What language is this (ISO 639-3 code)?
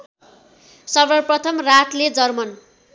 nep